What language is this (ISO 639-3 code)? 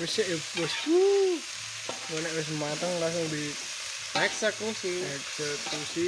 jav